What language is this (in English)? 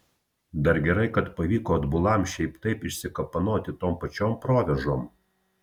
Lithuanian